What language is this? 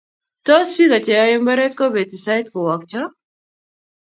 Kalenjin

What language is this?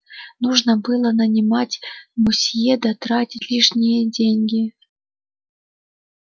Russian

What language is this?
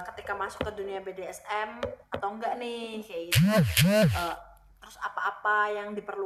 Indonesian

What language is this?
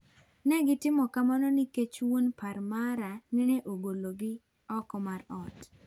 Luo (Kenya and Tanzania)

